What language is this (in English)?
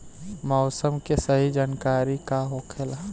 Bhojpuri